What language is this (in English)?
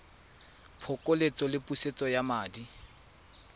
Tswana